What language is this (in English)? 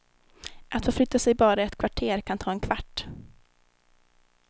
Swedish